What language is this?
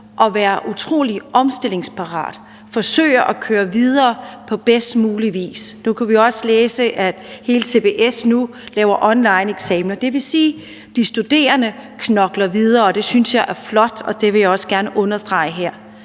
Danish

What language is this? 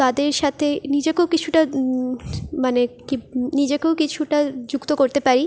Bangla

